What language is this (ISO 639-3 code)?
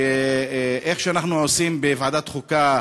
heb